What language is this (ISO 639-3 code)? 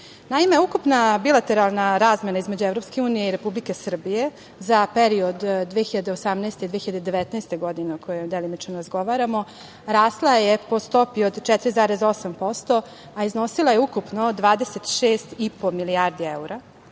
srp